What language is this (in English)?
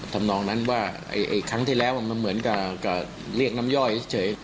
Thai